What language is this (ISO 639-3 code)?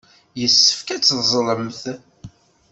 kab